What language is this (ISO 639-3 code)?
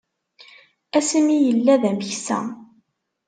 kab